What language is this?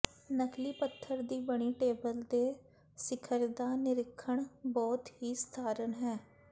Punjabi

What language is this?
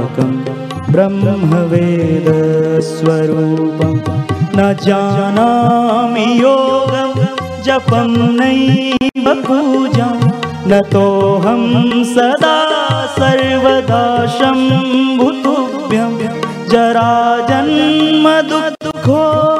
Hindi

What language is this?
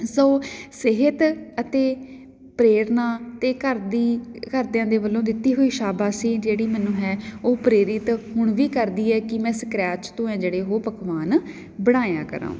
Punjabi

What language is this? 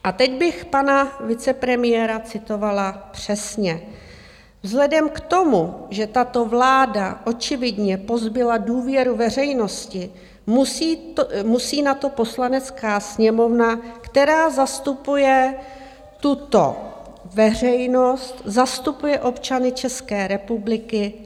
Czech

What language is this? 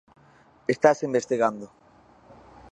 Galician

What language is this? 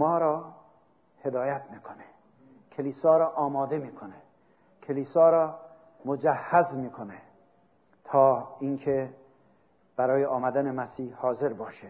Persian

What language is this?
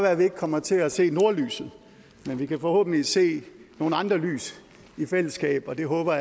Danish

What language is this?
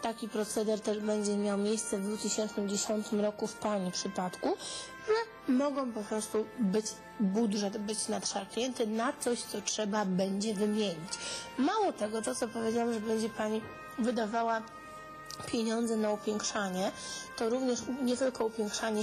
Polish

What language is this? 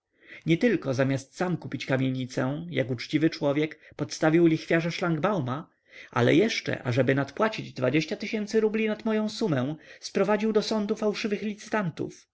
Polish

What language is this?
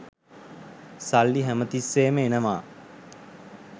Sinhala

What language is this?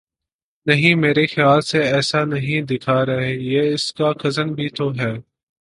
Urdu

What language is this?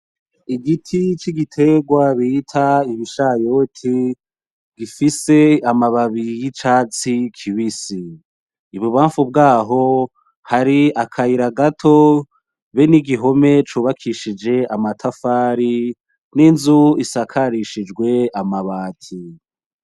Rundi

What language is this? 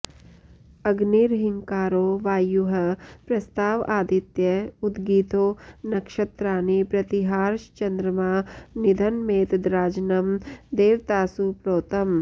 Sanskrit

